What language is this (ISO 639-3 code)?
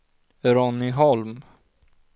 swe